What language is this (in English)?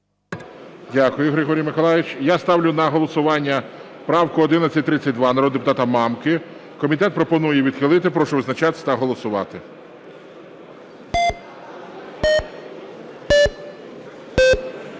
Ukrainian